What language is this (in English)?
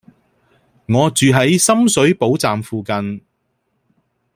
Cantonese